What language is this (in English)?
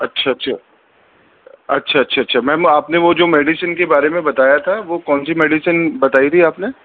Urdu